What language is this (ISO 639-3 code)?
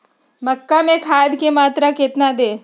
mag